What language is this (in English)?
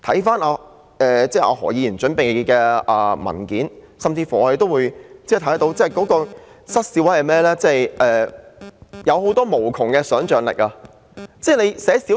Cantonese